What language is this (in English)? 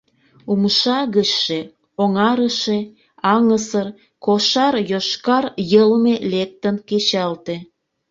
Mari